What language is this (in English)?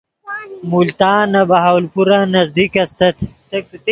Yidgha